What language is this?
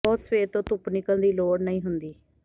Punjabi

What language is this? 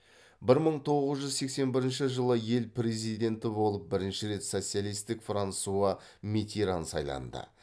Kazakh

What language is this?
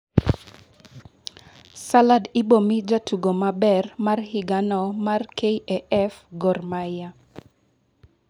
Luo (Kenya and Tanzania)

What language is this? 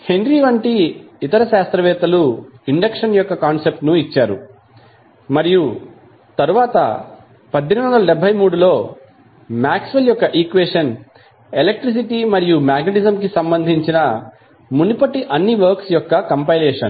Telugu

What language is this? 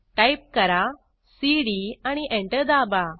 Marathi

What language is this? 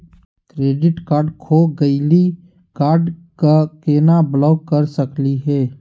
Magahi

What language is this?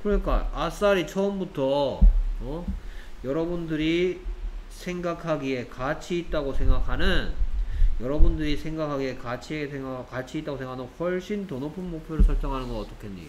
Korean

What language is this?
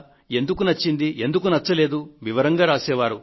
Telugu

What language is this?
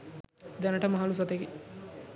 Sinhala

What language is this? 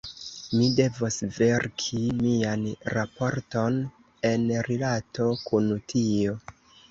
Esperanto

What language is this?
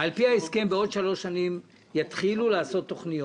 Hebrew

